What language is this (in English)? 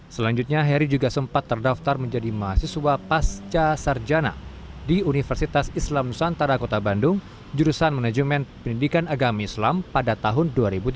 Indonesian